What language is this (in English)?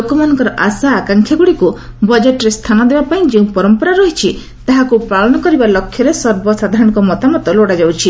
Odia